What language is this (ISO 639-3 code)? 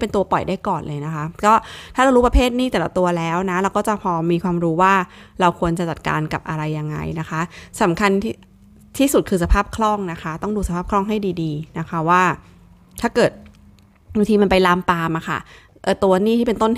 tha